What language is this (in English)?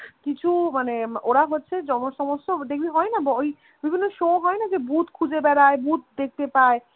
Bangla